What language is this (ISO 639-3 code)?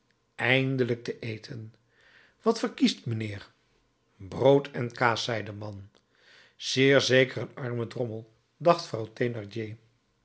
nld